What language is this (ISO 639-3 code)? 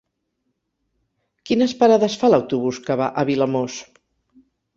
cat